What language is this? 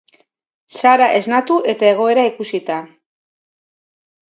Basque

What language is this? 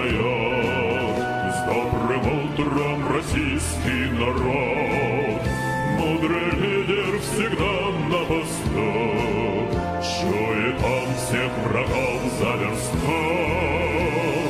Romanian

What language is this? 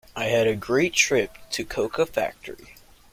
English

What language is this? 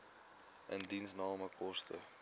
Afrikaans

